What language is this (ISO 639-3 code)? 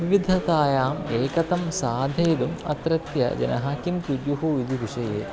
san